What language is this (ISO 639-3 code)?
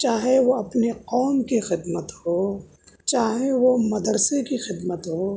urd